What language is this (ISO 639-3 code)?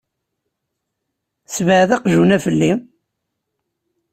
kab